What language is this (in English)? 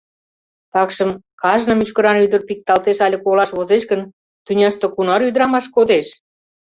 Mari